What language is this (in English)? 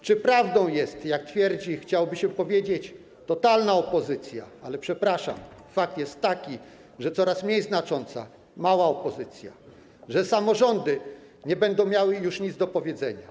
Polish